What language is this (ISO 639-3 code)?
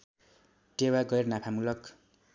nep